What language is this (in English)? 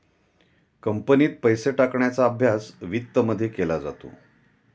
Marathi